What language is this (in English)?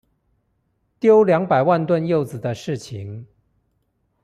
Chinese